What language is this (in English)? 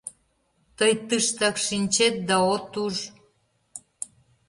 Mari